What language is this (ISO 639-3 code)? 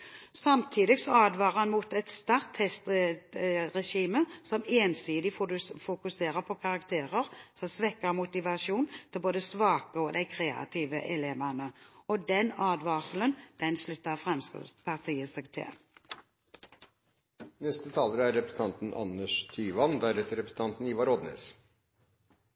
nob